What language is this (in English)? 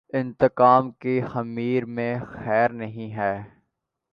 Urdu